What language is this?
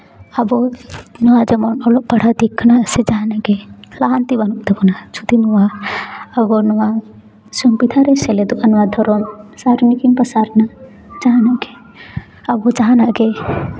Santali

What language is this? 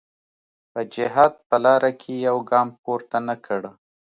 Pashto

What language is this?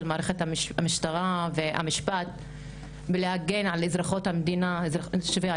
Hebrew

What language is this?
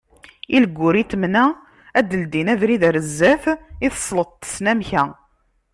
Kabyle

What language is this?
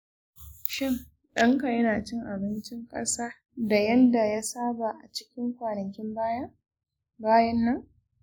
Hausa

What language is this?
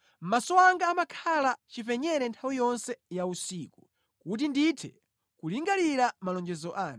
Nyanja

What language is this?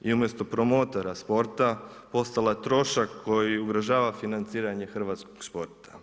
Croatian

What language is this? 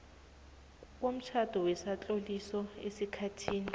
South Ndebele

